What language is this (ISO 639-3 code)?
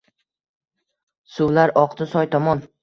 uzb